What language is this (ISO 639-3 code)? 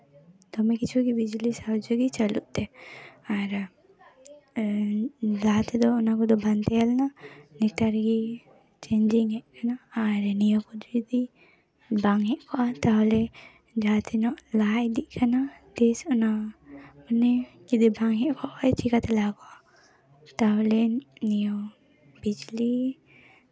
sat